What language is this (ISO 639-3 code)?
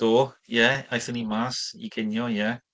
cym